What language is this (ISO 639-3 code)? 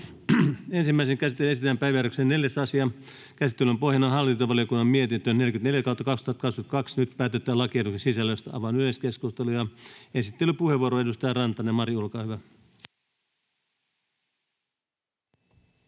fin